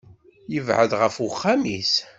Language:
Kabyle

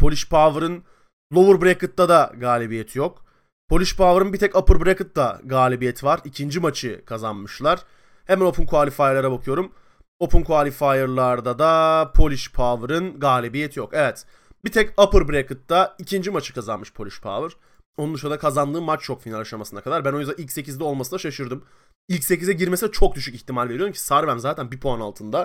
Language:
Turkish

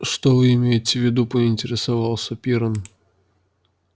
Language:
Russian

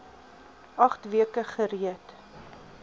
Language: Afrikaans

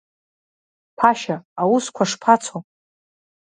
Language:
Abkhazian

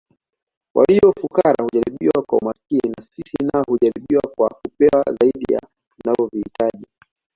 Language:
Swahili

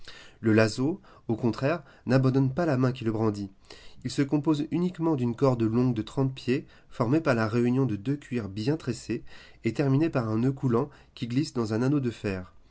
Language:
French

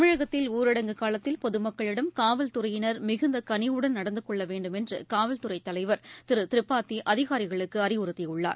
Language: Tamil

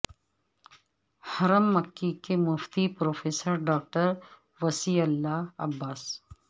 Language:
Urdu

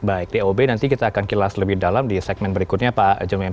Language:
Indonesian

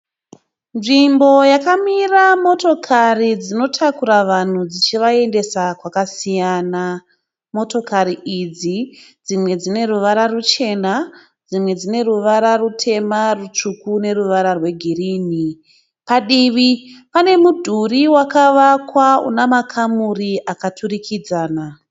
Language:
Shona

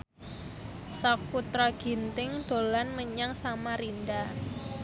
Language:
Javanese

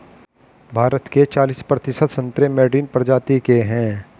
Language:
Hindi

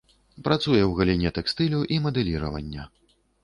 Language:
Belarusian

